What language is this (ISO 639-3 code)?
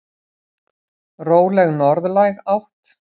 isl